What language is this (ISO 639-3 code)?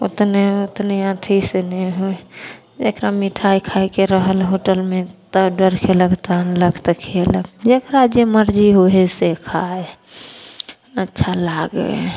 mai